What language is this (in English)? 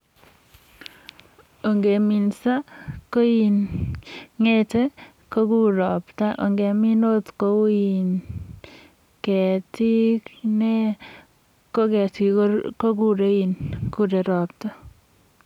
Kalenjin